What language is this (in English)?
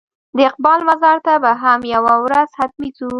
Pashto